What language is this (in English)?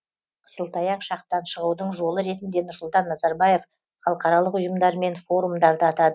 Kazakh